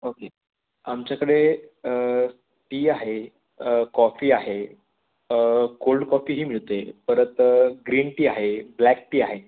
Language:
Marathi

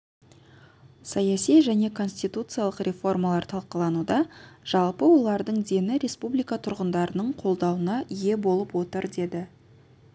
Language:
Kazakh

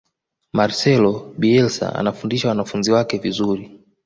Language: Swahili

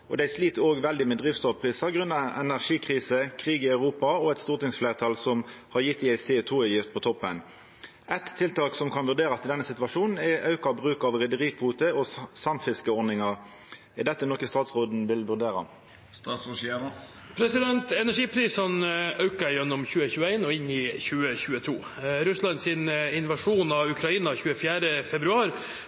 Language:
Norwegian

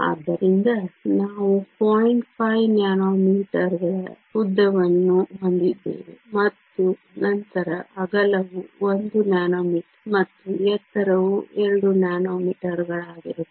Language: Kannada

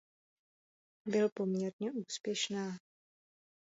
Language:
Czech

